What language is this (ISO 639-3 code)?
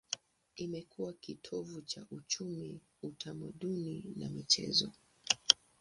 swa